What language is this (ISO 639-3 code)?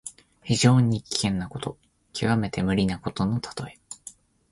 jpn